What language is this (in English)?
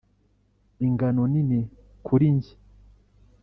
Kinyarwanda